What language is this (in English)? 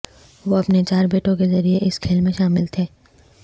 Urdu